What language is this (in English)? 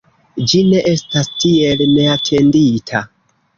Esperanto